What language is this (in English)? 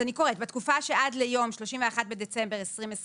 Hebrew